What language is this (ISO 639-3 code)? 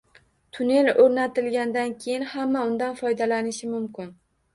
uzb